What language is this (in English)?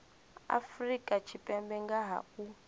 Venda